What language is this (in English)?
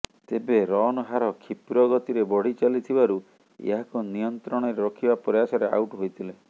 Odia